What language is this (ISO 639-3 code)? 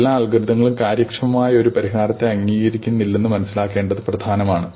mal